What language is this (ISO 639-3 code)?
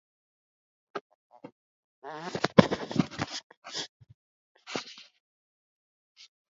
swa